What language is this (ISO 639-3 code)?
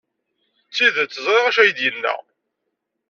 kab